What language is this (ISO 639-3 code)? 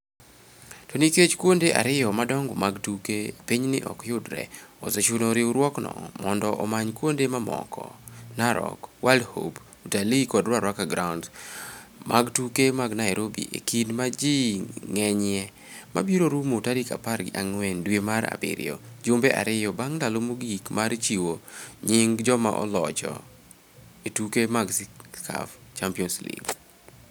luo